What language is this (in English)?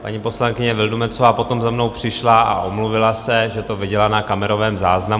Czech